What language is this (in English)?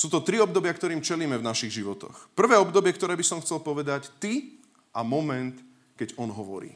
Slovak